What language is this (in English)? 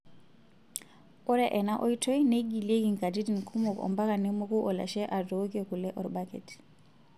Masai